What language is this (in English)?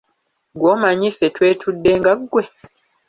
Ganda